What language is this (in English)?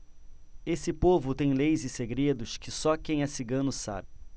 Portuguese